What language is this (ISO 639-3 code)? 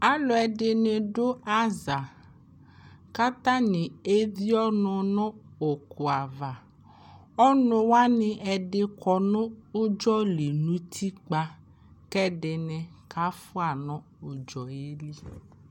kpo